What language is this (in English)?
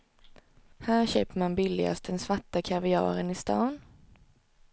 Swedish